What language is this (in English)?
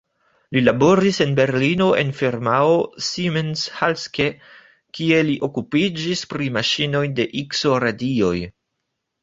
Esperanto